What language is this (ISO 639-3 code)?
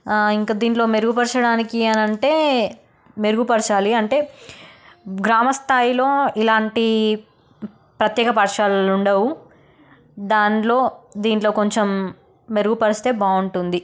tel